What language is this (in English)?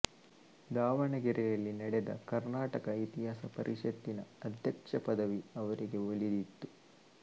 Kannada